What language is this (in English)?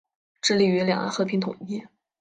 Chinese